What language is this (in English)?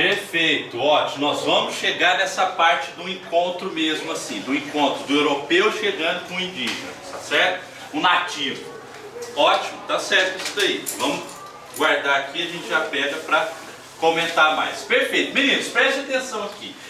Portuguese